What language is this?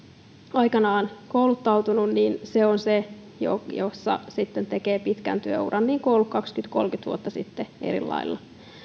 Finnish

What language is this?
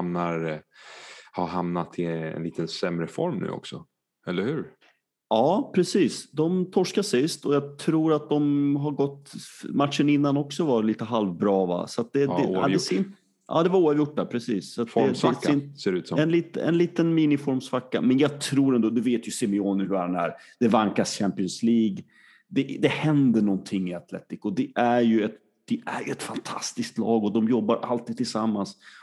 Swedish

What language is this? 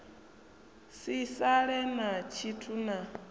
Venda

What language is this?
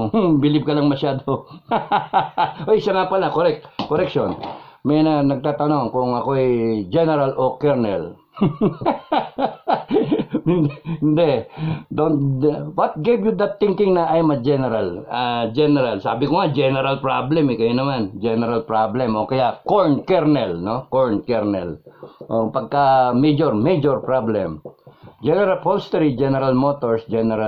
Filipino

